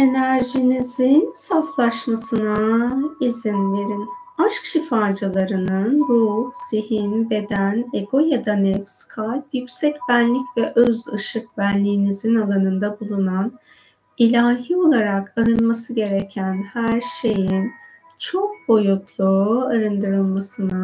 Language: Turkish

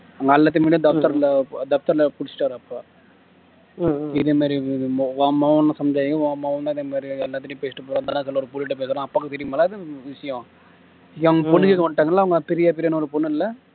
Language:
Tamil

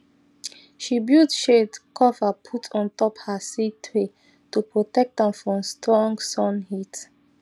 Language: Nigerian Pidgin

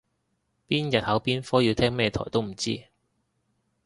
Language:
Cantonese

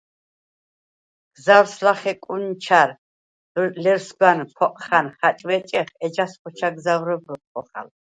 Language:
Svan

